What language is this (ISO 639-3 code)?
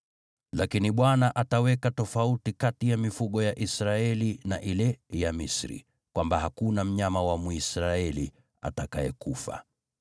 swa